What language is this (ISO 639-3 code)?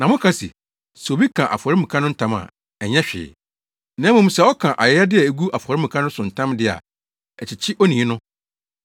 aka